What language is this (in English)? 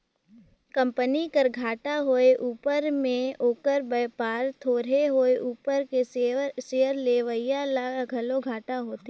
Chhattisgarhi